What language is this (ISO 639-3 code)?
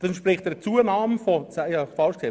gsw